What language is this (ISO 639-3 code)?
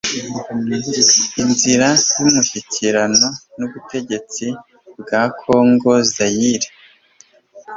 kin